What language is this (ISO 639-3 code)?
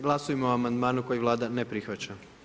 hrv